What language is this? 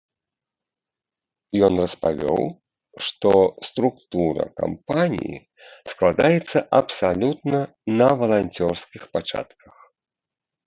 Belarusian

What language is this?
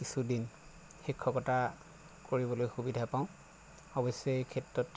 Assamese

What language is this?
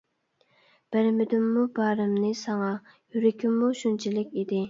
Uyghur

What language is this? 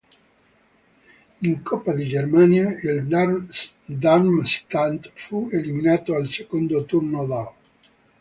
Italian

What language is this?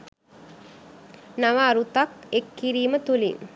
Sinhala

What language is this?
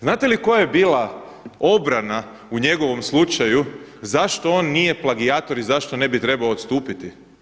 Croatian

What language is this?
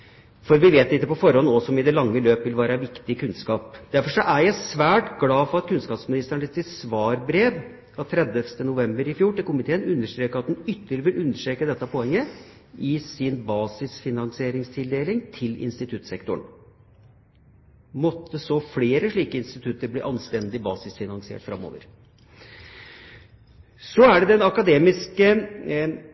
Norwegian Bokmål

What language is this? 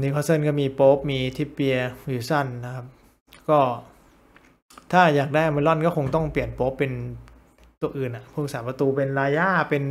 Thai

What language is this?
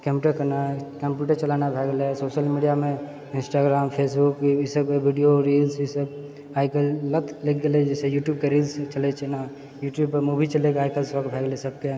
Maithili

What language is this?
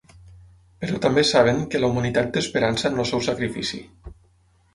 Catalan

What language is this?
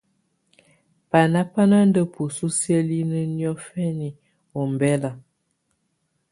Tunen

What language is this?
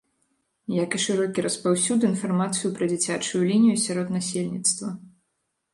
Belarusian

